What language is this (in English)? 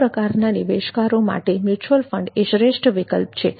Gujarati